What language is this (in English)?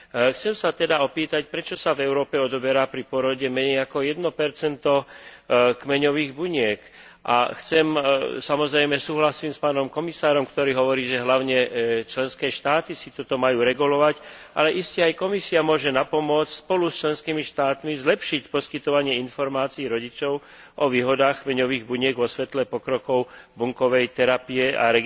Slovak